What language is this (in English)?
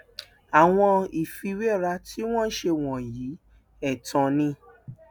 Yoruba